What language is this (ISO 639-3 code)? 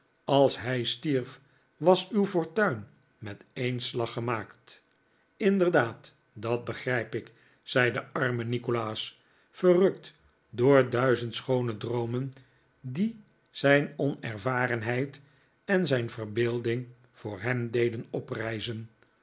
nld